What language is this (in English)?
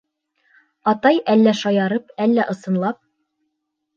Bashkir